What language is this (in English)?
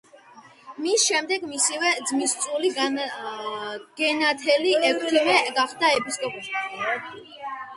Georgian